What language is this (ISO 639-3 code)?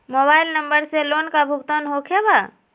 mag